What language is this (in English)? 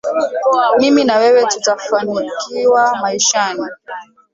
Swahili